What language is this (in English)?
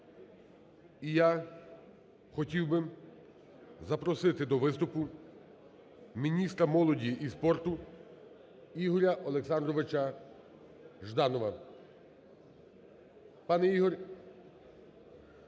Ukrainian